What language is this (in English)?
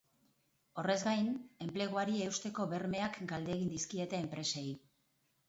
Basque